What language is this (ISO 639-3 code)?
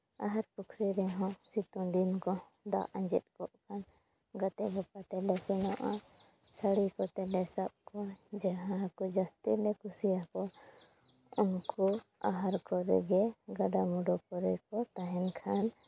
sat